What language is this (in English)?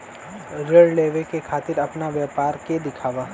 Bhojpuri